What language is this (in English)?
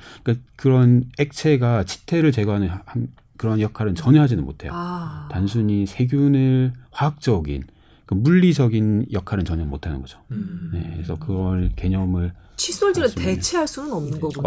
Korean